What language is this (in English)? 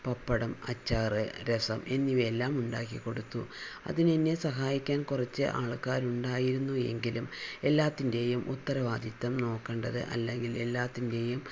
Malayalam